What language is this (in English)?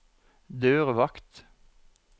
Norwegian